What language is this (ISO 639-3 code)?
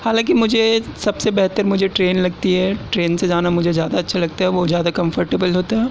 urd